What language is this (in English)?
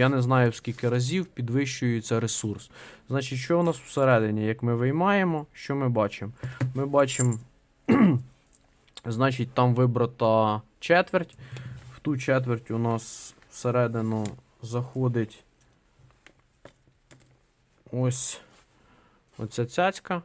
Ukrainian